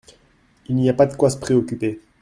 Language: French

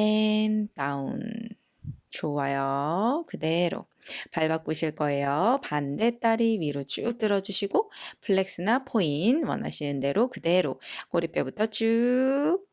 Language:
Korean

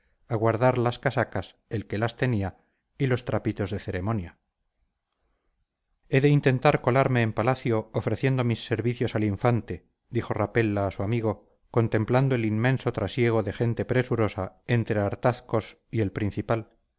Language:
Spanish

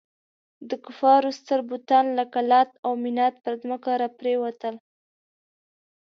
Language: Pashto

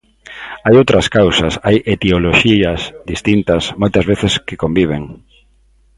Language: Galician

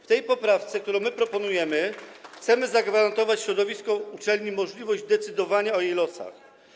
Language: Polish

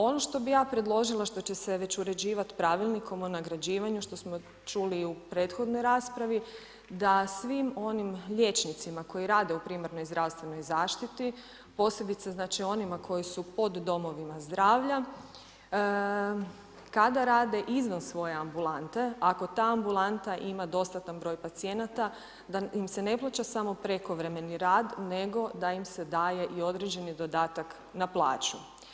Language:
Croatian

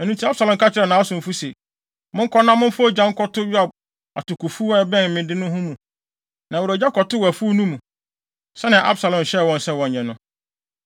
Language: Akan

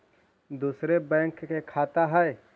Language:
Magahi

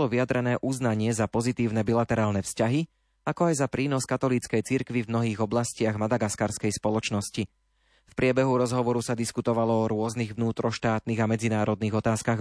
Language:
Slovak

